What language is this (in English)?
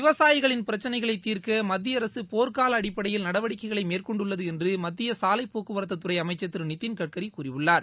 Tamil